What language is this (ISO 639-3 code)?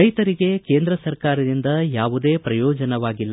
kan